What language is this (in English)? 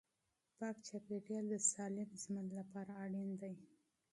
Pashto